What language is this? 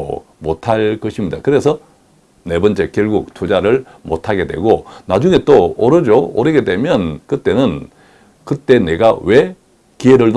Korean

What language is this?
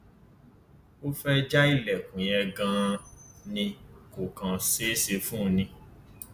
Yoruba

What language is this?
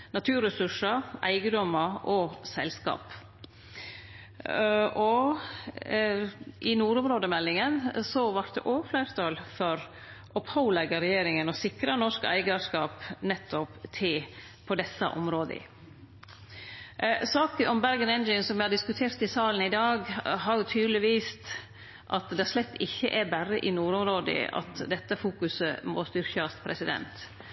Norwegian Nynorsk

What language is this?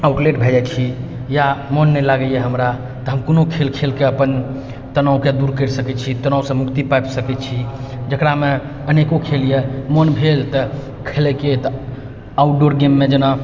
Maithili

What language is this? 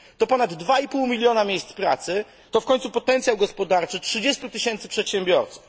Polish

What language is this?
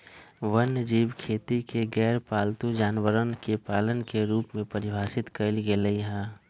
Magahi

